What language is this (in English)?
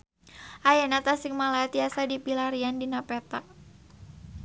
Sundanese